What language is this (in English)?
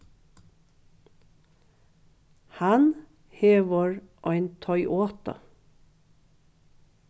Faroese